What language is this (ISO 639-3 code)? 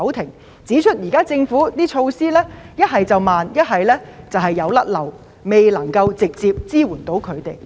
yue